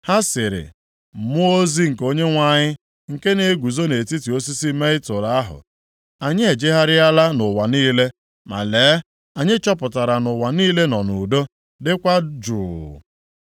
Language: Igbo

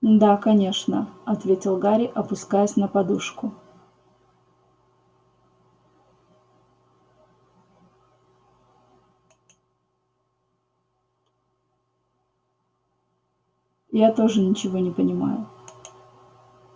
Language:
Russian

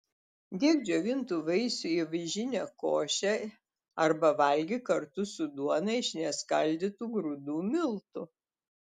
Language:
Lithuanian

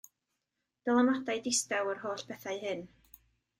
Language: Welsh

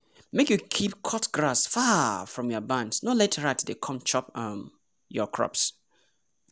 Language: Nigerian Pidgin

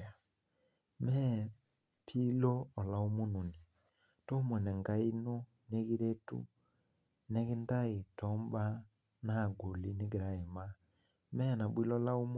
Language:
Masai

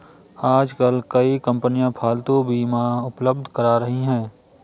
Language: Hindi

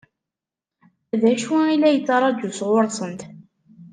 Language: Kabyle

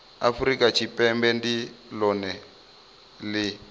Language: Venda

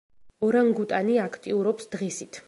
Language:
Georgian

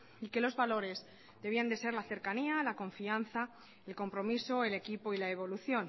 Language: Spanish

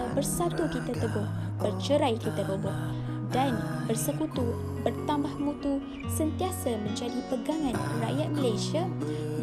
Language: Malay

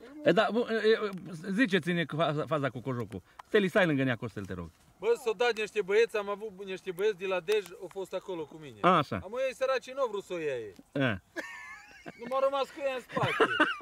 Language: Romanian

